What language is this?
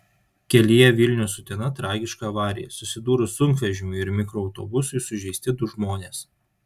Lithuanian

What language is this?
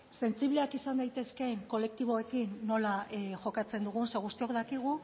Basque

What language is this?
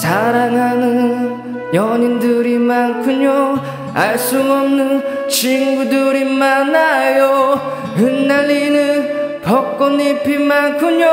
Korean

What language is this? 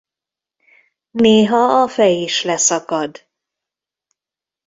Hungarian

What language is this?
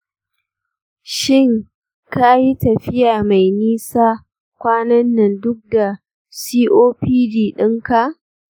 Hausa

